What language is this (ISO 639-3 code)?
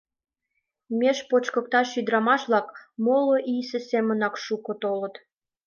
chm